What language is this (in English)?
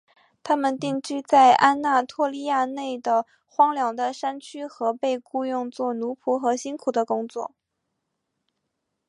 Chinese